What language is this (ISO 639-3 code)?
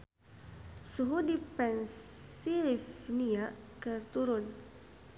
sun